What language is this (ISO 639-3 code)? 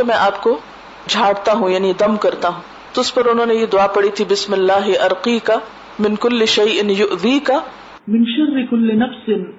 urd